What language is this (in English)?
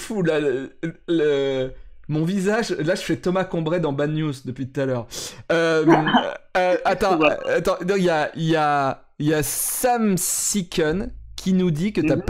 French